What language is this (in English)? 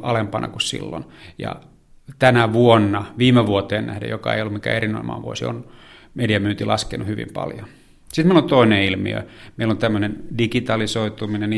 Finnish